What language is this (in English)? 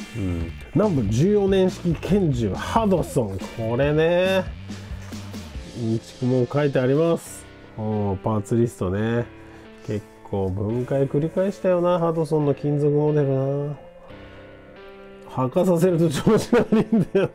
Japanese